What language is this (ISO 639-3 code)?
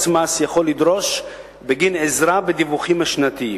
heb